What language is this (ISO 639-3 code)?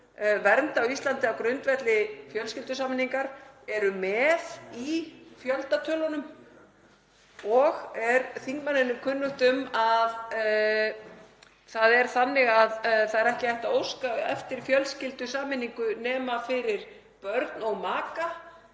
isl